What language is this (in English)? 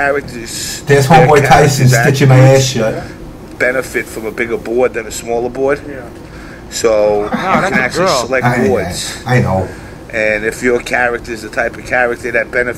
English